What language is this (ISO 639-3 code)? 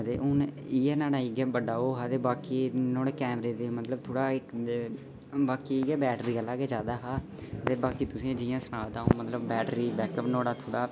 doi